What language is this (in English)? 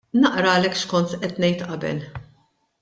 Maltese